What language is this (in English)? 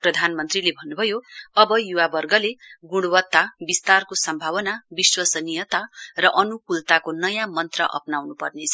Nepali